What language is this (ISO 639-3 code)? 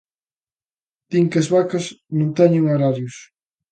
glg